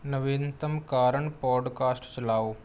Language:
Punjabi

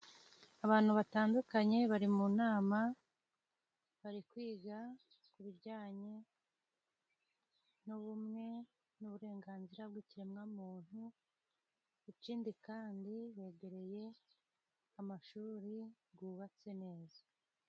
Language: Kinyarwanda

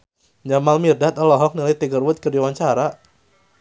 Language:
Sundanese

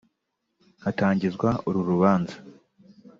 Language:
Kinyarwanda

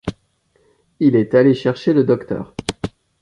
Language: French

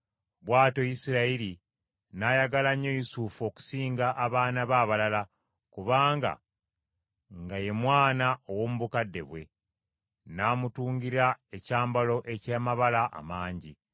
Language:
Ganda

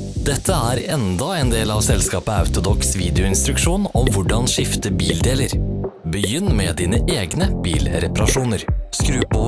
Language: Norwegian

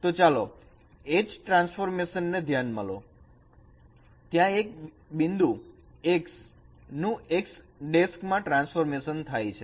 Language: Gujarati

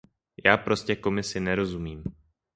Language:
Czech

